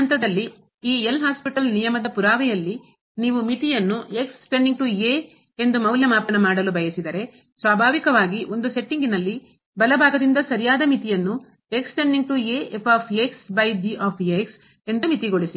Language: Kannada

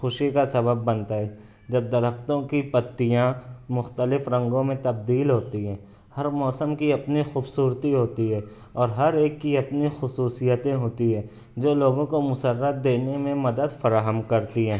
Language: Urdu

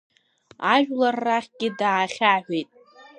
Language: Abkhazian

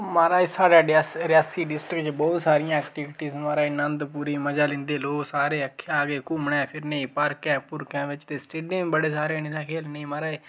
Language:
Dogri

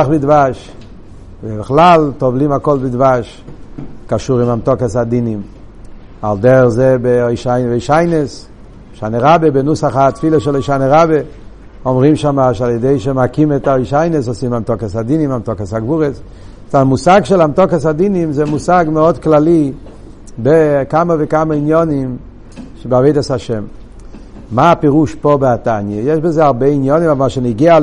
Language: Hebrew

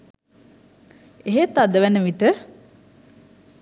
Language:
Sinhala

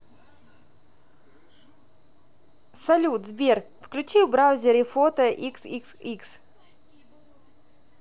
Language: Russian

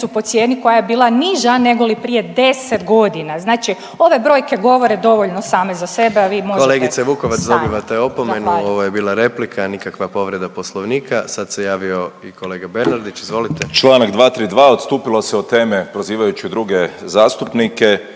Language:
Croatian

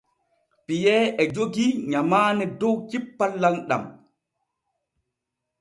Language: Borgu Fulfulde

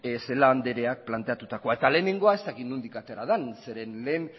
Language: Basque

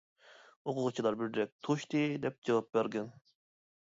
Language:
Uyghur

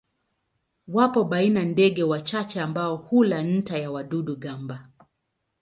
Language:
Swahili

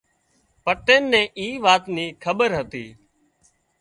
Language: Wadiyara Koli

